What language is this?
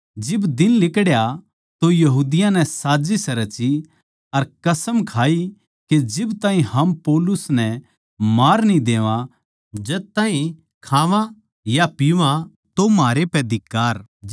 Haryanvi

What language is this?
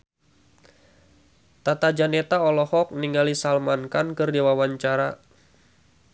Sundanese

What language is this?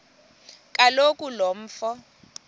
Xhosa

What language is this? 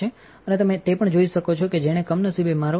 Gujarati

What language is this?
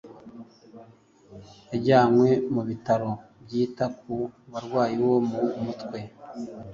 Kinyarwanda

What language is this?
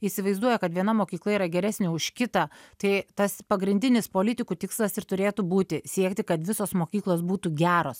Lithuanian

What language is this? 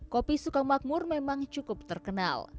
Indonesian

